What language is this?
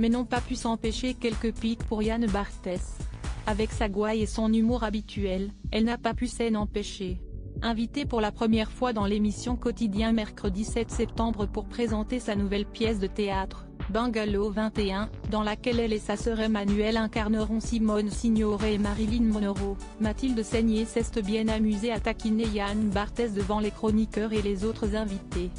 French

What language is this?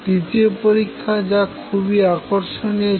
Bangla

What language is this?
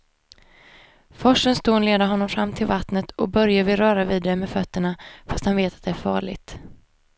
Swedish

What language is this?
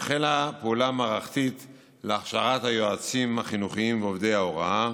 Hebrew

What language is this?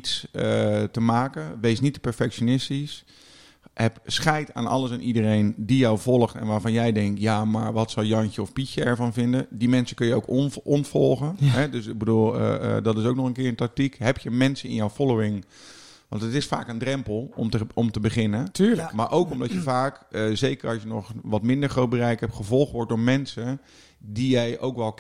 Dutch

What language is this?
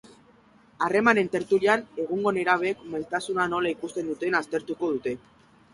Basque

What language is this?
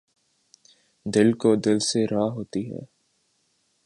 Urdu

